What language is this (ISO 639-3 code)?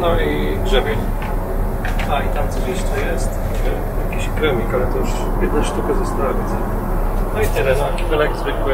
pol